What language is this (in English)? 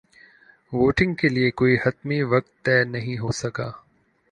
Urdu